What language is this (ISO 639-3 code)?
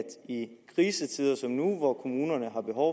dan